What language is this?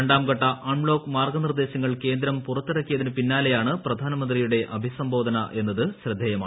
Malayalam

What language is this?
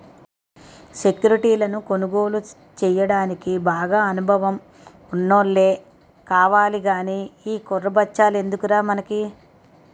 Telugu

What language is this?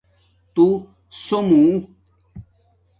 Domaaki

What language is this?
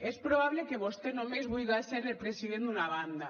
Catalan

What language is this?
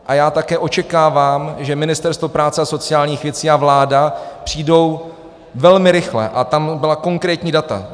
Czech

